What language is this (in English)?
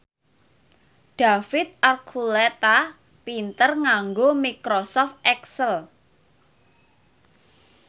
Javanese